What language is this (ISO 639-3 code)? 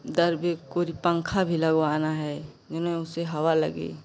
hin